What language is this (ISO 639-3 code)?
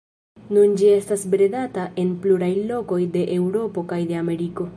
epo